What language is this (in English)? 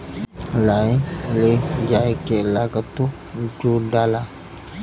Bhojpuri